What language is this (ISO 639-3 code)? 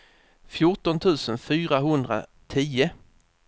swe